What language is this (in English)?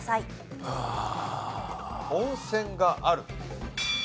Japanese